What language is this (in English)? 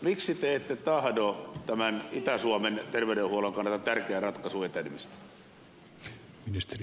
Finnish